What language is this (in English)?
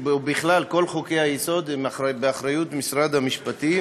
Hebrew